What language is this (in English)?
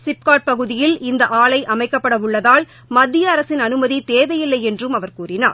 Tamil